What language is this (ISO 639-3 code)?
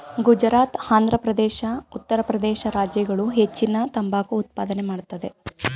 kan